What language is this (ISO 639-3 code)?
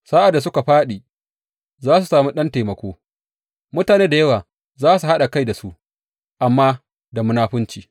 hau